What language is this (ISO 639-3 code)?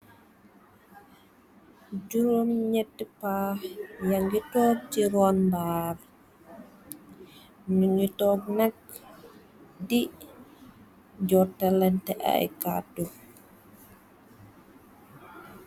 wol